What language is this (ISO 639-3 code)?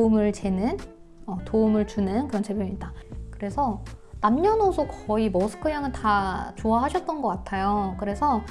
kor